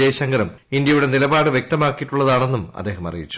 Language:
Malayalam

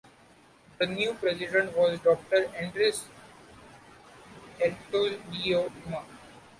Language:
English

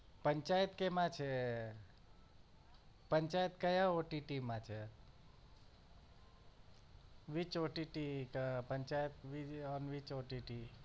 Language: Gujarati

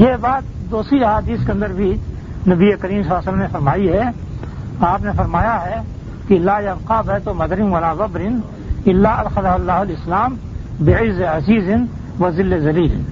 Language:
Urdu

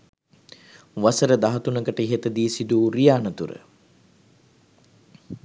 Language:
Sinhala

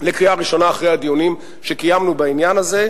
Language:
Hebrew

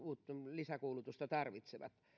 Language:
Finnish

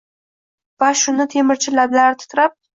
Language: Uzbek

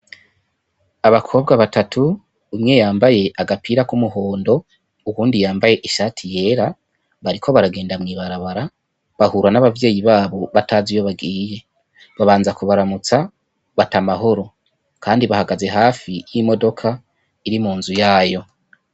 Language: Rundi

